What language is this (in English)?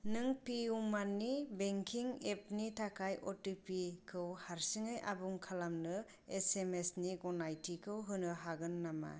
Bodo